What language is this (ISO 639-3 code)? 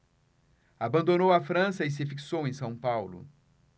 por